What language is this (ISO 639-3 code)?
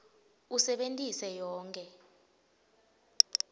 ssw